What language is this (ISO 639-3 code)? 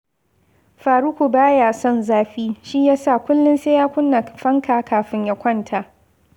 hau